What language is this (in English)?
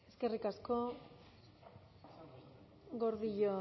Basque